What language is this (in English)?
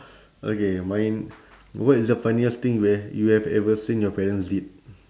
English